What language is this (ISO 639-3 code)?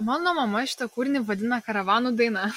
lit